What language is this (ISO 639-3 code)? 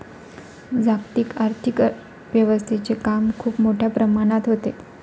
mar